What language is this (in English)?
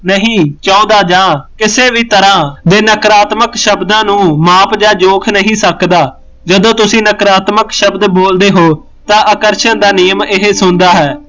Punjabi